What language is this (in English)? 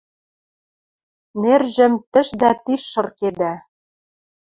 Western Mari